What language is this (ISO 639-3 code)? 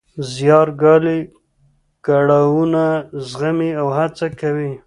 pus